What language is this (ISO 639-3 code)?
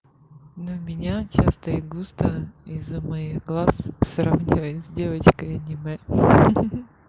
rus